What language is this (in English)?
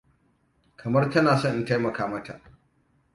Hausa